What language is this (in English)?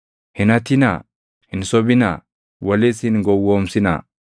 Oromo